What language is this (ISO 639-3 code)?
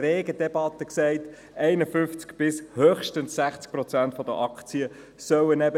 gsw